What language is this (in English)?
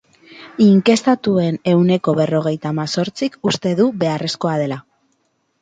Basque